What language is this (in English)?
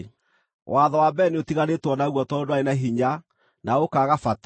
Kikuyu